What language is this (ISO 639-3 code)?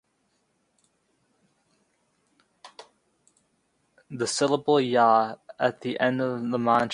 eng